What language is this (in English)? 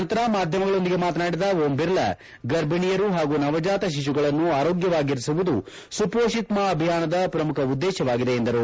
Kannada